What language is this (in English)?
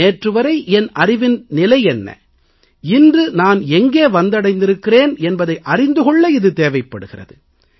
Tamil